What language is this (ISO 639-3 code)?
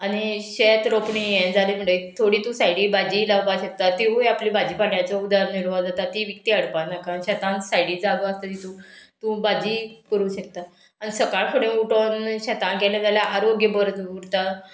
kok